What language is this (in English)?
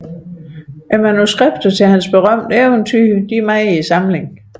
Danish